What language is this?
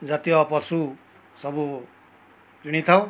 Odia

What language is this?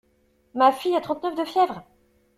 French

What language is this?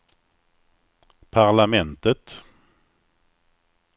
Swedish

